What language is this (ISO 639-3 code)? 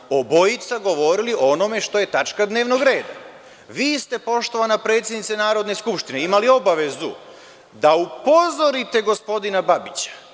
srp